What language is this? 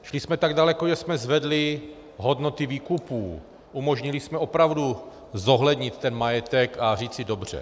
Czech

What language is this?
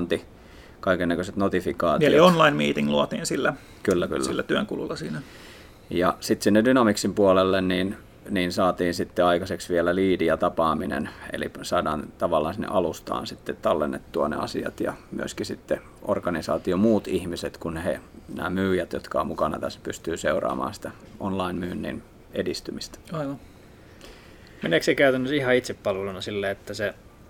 Finnish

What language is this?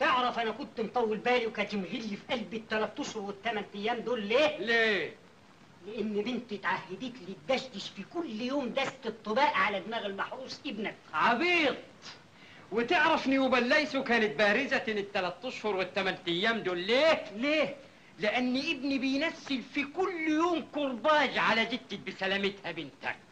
Arabic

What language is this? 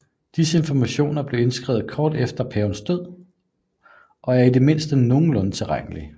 Danish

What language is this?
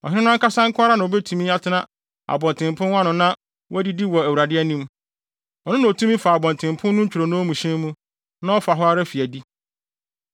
Akan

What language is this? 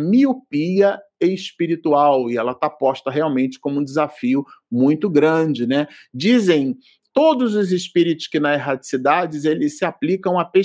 Portuguese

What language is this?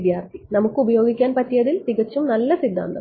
Malayalam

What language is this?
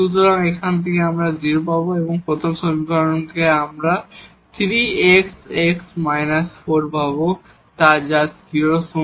Bangla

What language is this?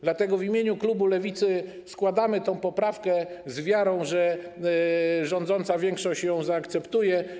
Polish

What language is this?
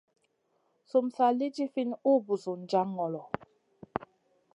Masana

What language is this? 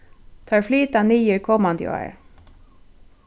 Faroese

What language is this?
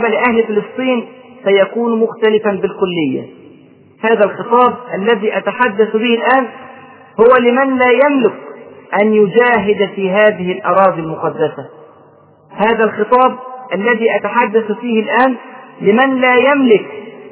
Arabic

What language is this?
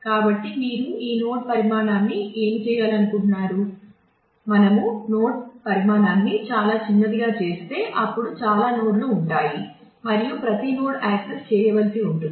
Telugu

